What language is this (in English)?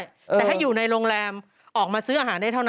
Thai